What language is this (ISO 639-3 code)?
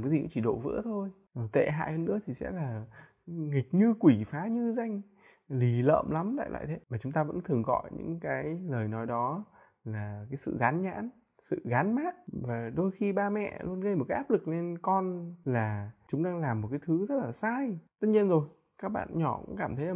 vie